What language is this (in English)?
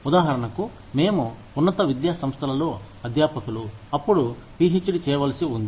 Telugu